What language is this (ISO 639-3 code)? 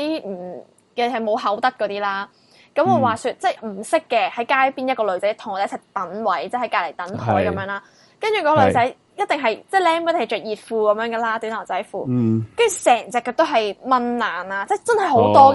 zho